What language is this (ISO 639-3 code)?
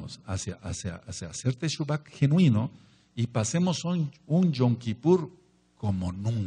spa